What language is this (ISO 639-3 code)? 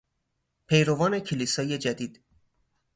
fas